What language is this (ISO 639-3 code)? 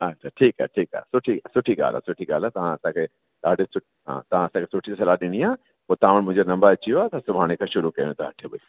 snd